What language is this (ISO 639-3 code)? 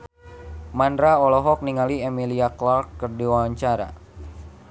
sun